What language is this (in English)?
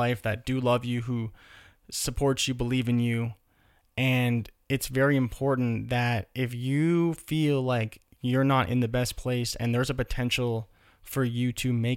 English